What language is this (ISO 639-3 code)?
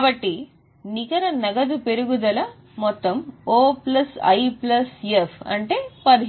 tel